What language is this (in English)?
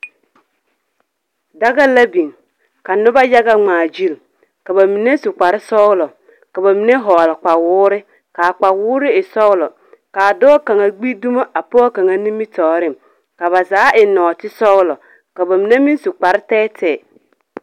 Southern Dagaare